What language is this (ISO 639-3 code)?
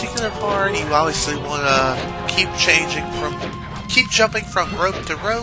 eng